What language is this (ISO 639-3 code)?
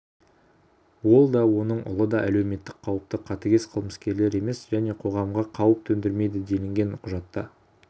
kaz